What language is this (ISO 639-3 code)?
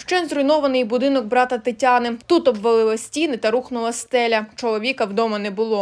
ukr